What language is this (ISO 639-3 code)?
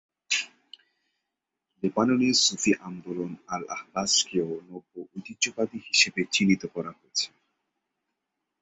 ben